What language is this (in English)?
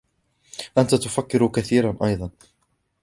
Arabic